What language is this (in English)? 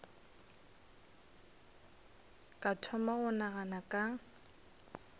Northern Sotho